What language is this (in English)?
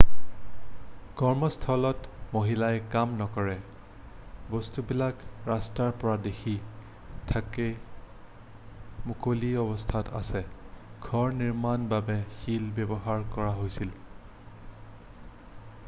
Assamese